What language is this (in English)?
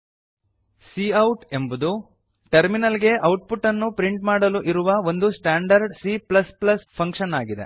Kannada